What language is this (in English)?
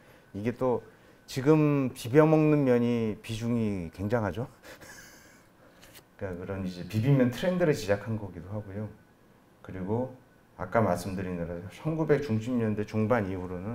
Korean